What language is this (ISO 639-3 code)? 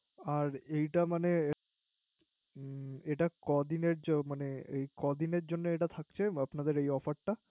ben